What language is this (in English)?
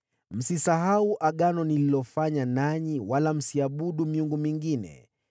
Swahili